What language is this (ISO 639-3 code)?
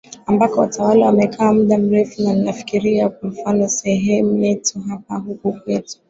swa